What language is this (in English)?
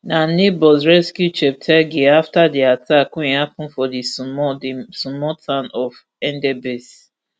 Nigerian Pidgin